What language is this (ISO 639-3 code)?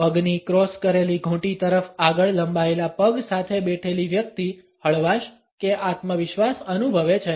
guj